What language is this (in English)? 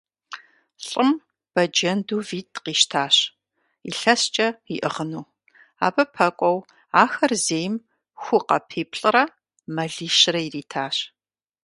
Kabardian